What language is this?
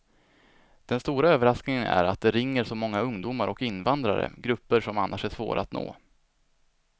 Swedish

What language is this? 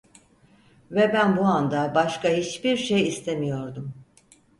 Turkish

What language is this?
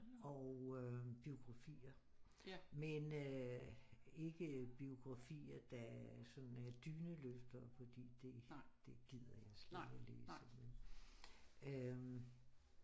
Danish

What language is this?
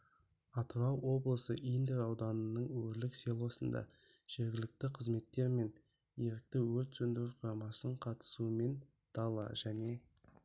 Kazakh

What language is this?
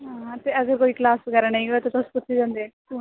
Dogri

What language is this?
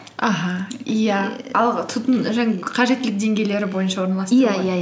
Kazakh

